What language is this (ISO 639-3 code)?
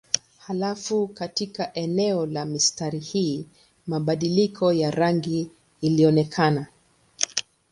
swa